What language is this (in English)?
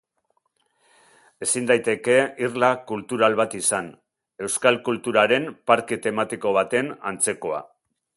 Basque